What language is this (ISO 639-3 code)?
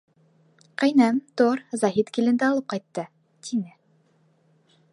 bak